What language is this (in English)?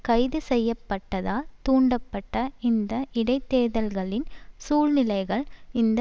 Tamil